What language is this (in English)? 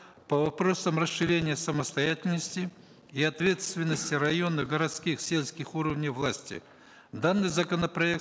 Kazakh